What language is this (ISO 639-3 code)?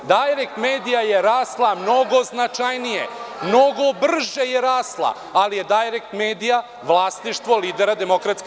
srp